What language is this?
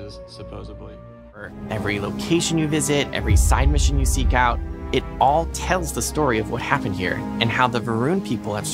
English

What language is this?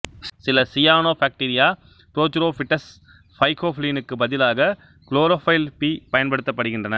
Tamil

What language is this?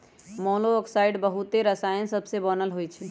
Magahi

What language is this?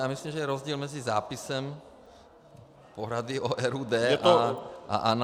Czech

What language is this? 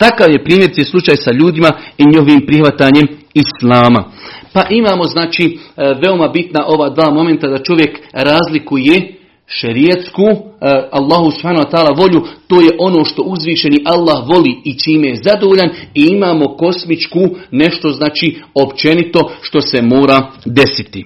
Croatian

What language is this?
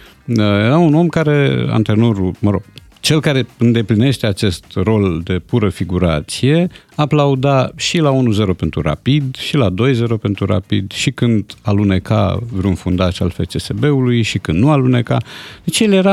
Romanian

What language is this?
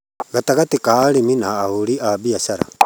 Kikuyu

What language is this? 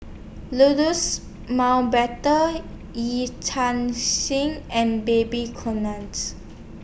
English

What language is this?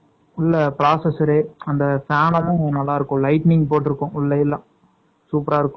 Tamil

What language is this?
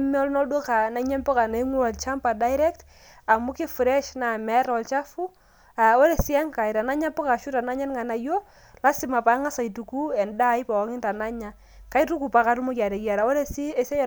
Masai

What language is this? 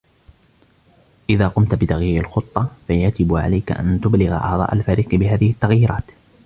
Arabic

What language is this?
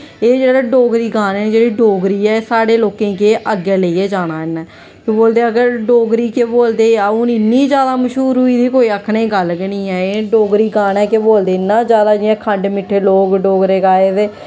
Dogri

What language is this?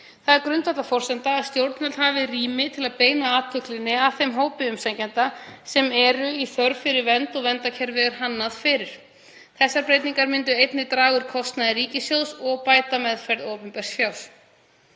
Icelandic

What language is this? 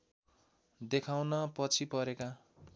Nepali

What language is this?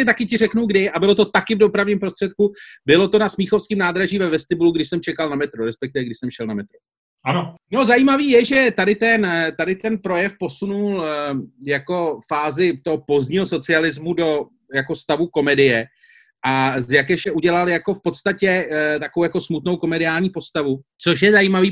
Czech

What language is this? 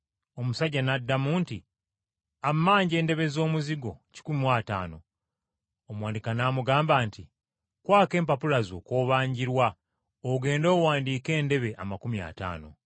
Ganda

